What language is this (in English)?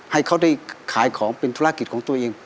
Thai